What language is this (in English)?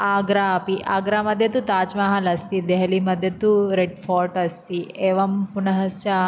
Sanskrit